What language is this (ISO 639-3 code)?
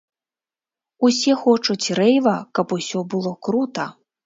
bel